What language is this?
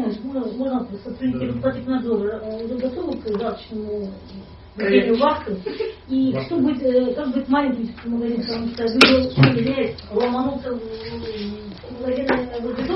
Russian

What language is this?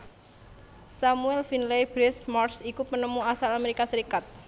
Javanese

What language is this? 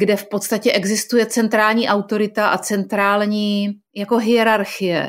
Czech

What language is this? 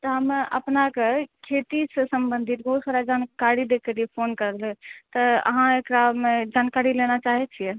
Maithili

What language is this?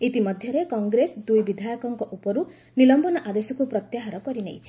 Odia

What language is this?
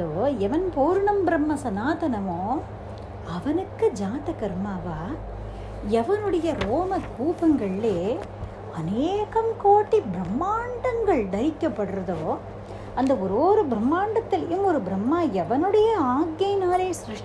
Tamil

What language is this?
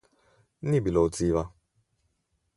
Slovenian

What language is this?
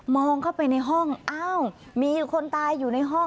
Thai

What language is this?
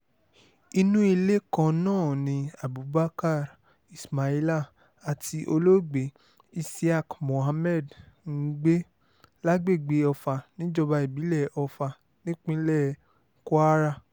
Yoruba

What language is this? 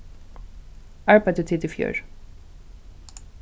Faroese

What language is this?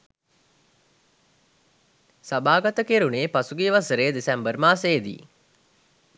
Sinhala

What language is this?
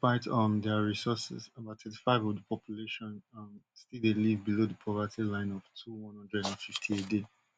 Nigerian Pidgin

